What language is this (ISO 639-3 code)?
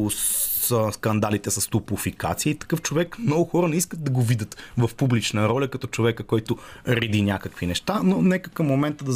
bul